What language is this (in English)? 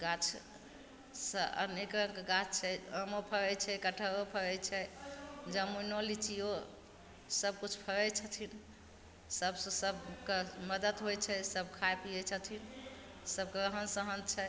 Maithili